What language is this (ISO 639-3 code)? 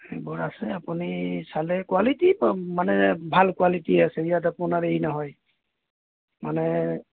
asm